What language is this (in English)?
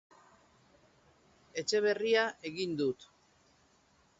Basque